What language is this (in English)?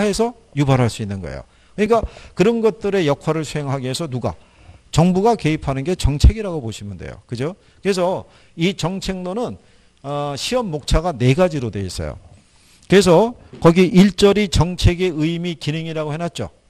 Korean